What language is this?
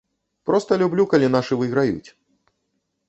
Belarusian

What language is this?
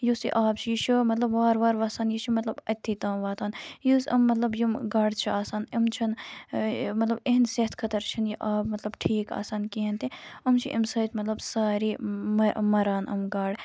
Kashmiri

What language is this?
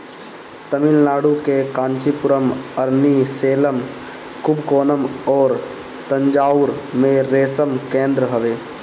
Bhojpuri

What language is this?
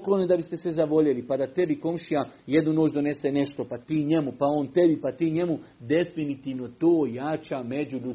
Croatian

